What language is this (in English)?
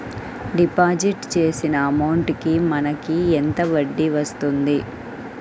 Telugu